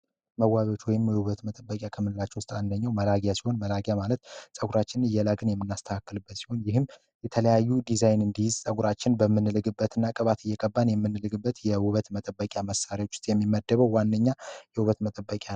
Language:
Amharic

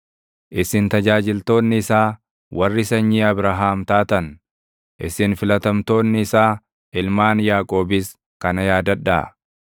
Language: Oromo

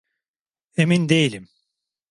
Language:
Turkish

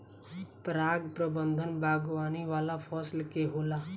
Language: Bhojpuri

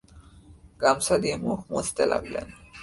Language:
Bangla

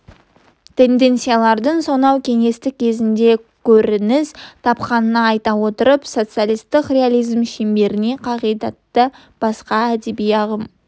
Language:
Kazakh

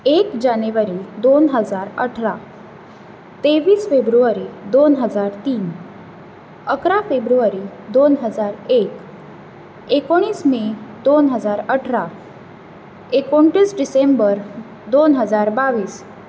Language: Konkani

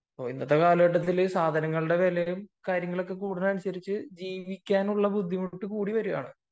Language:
Malayalam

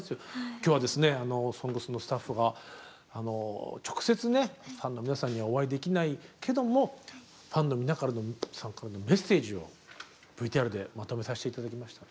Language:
Japanese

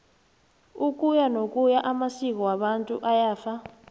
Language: South Ndebele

